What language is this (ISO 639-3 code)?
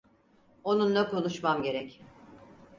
tur